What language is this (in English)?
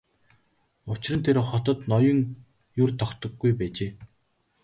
Mongolian